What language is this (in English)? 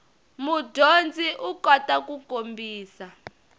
Tsonga